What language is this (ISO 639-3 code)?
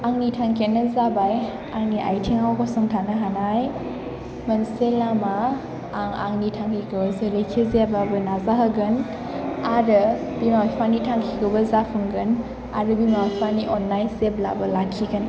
brx